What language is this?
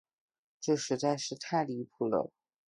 Chinese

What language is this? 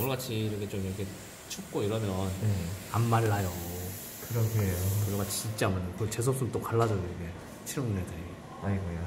Korean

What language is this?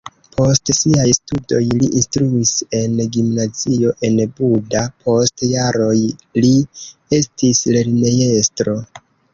Esperanto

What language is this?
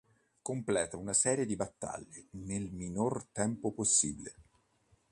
Italian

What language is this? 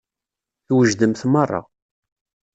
Kabyle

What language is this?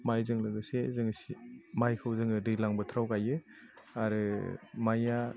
Bodo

